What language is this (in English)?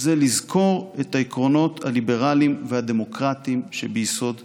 Hebrew